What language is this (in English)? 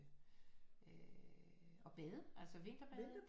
Danish